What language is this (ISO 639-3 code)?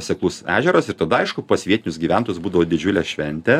lit